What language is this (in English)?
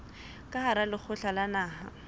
Southern Sotho